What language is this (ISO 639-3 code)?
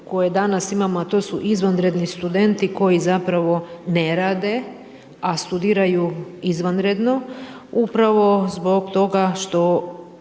hrv